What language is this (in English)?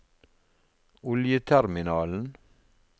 Norwegian